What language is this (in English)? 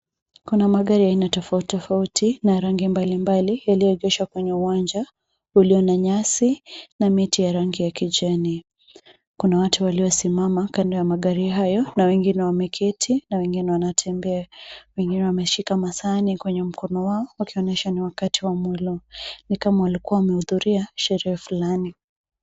Swahili